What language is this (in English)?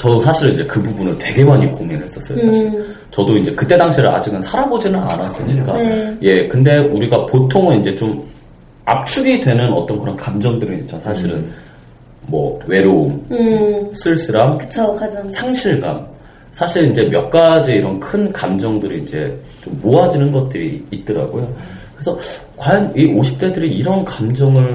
Korean